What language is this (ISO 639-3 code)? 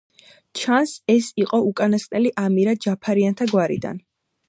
kat